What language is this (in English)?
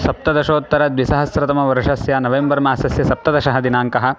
Sanskrit